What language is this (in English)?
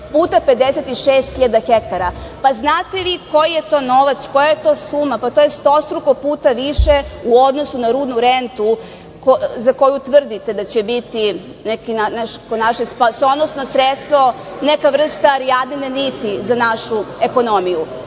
Serbian